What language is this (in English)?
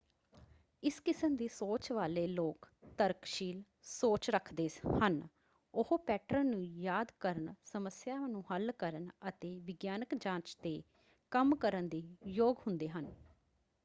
Punjabi